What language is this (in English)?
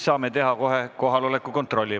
Estonian